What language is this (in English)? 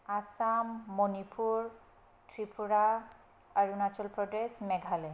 Bodo